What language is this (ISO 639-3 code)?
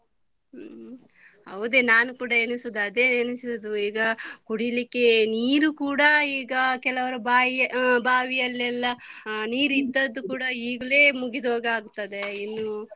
kan